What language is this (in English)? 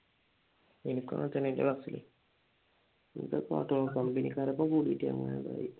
Malayalam